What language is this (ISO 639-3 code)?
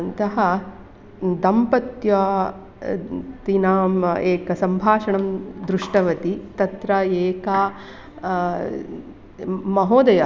san